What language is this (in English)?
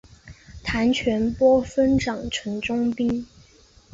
Chinese